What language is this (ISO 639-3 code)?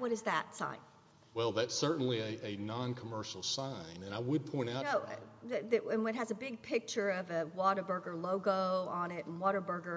eng